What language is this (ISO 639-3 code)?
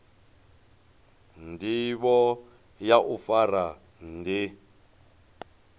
ven